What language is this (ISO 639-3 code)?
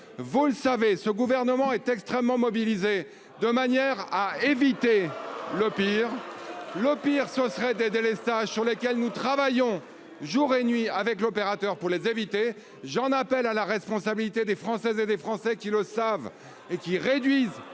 fra